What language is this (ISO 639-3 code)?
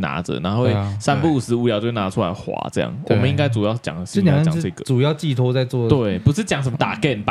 zho